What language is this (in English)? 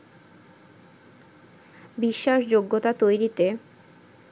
Bangla